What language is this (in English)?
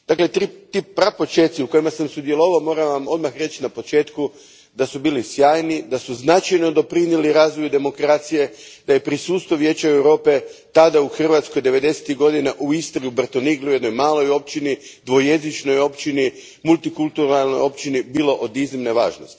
Croatian